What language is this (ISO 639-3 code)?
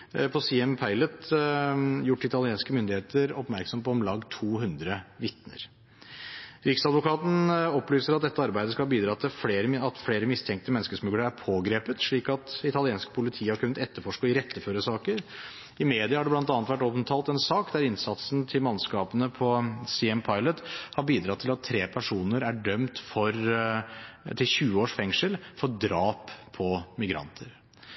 nob